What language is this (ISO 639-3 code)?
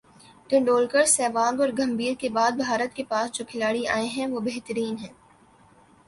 urd